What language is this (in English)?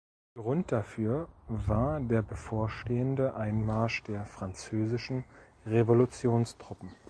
German